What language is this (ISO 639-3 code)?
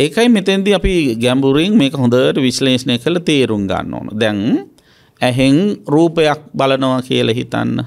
ind